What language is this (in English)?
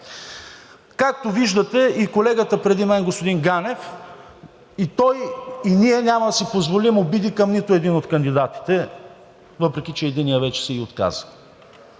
Bulgarian